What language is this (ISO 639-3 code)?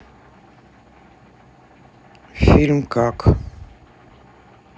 rus